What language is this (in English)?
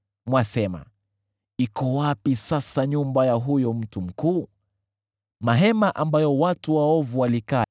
Swahili